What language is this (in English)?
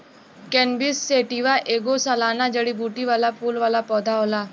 Bhojpuri